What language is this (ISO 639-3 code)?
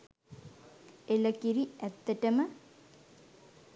sin